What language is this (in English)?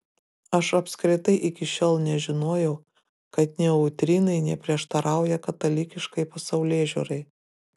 Lithuanian